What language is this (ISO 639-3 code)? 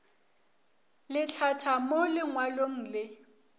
nso